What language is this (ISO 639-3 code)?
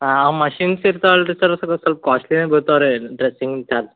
kan